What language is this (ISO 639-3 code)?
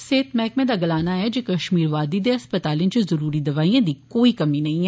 doi